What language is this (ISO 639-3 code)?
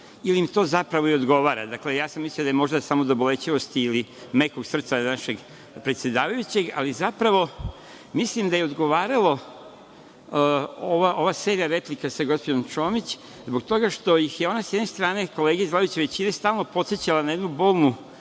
srp